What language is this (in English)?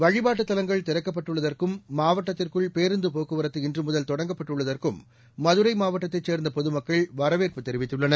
Tamil